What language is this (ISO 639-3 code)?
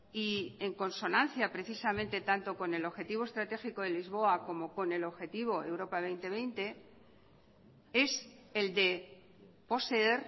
spa